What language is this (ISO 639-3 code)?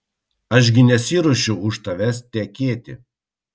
lit